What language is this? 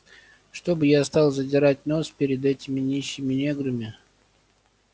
Russian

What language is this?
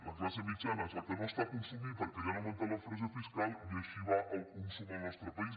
Catalan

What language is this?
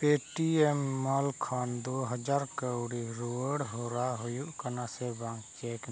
Santali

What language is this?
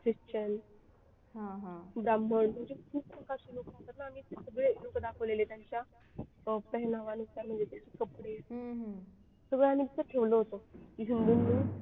Marathi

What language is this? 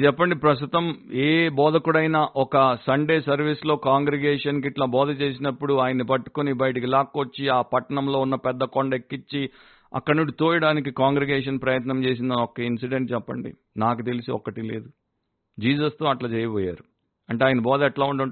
Telugu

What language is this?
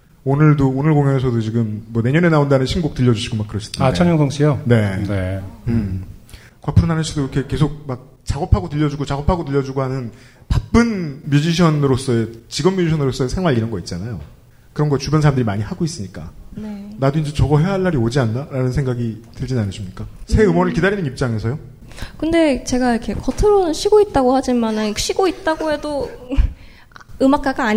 Korean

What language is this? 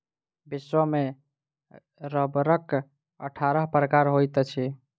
Maithili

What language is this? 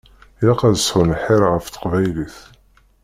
Kabyle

